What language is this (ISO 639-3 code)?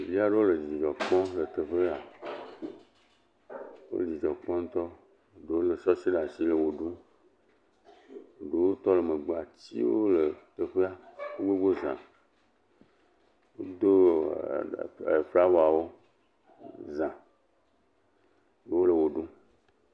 ewe